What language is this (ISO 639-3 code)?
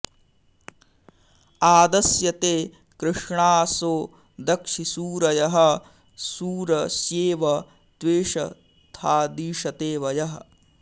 san